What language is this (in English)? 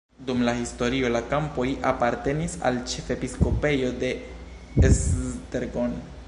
Esperanto